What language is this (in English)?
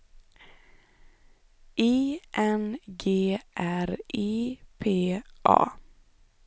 Swedish